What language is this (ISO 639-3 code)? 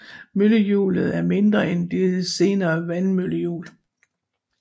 dan